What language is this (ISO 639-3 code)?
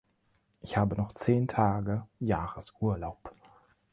deu